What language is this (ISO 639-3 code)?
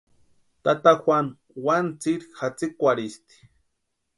pua